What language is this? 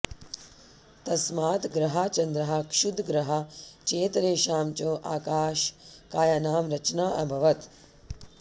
Sanskrit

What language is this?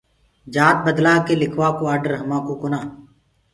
Gurgula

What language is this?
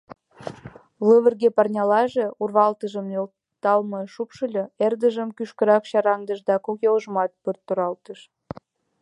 Mari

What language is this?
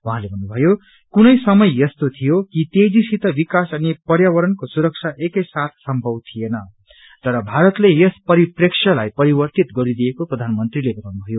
Nepali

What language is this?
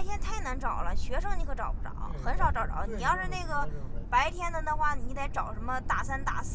Chinese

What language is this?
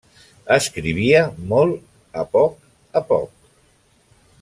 Catalan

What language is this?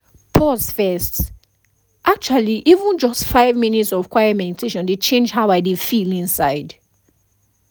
Nigerian Pidgin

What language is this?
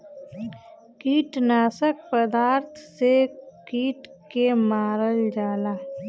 Bhojpuri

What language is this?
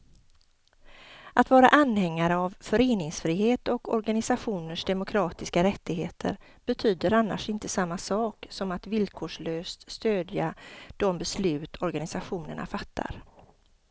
Swedish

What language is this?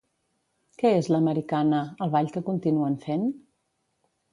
Catalan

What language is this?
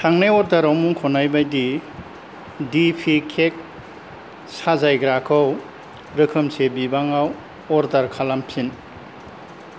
Bodo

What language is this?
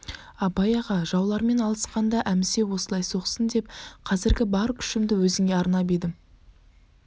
Kazakh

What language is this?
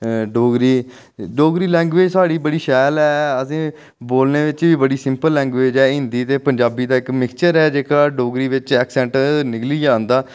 Dogri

